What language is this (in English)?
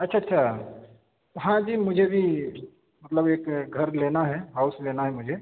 Urdu